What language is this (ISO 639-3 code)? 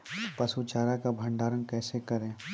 mai